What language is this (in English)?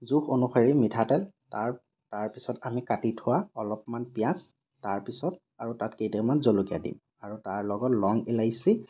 Assamese